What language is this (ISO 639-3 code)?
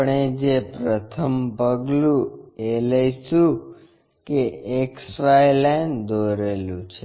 guj